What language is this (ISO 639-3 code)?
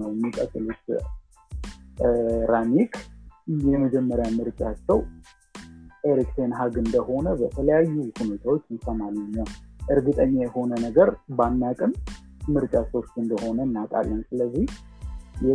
amh